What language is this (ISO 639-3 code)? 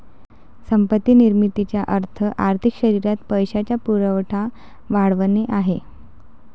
mar